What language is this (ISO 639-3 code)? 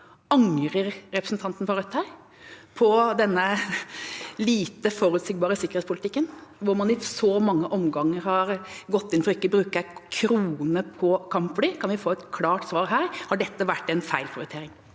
nor